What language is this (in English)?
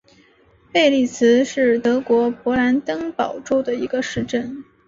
Chinese